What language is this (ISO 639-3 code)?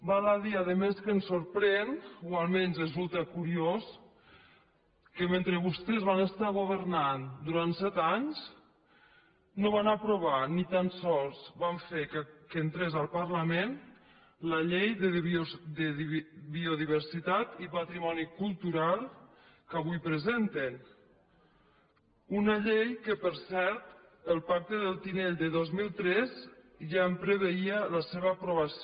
cat